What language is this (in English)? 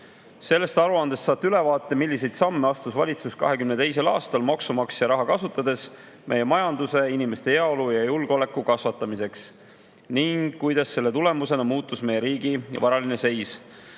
Estonian